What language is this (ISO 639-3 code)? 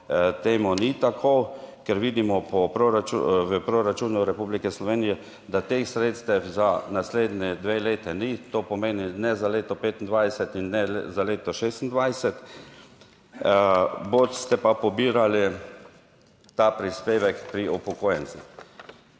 slv